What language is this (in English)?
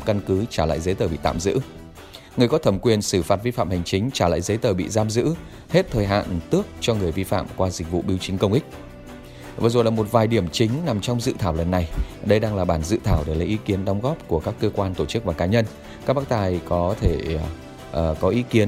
Vietnamese